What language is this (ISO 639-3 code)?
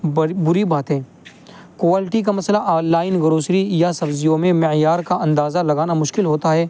urd